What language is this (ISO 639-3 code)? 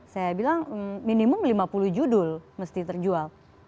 ind